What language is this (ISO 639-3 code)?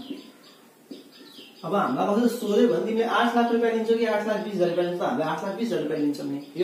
hin